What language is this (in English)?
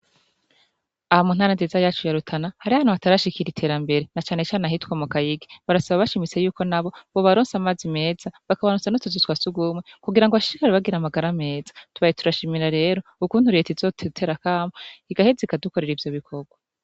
Rundi